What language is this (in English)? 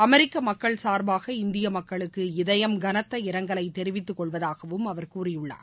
Tamil